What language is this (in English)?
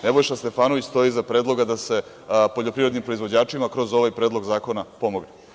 Serbian